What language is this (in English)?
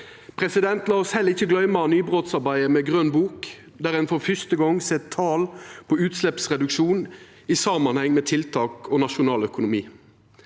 Norwegian